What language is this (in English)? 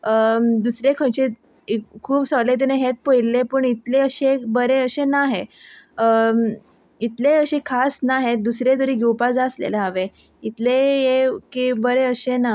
Konkani